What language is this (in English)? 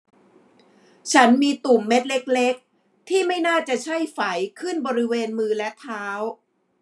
Thai